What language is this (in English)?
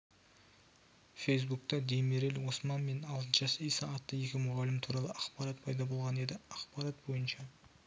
Kazakh